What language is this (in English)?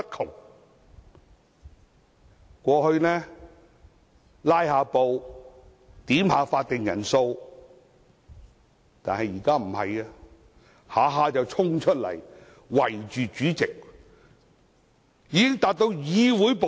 Cantonese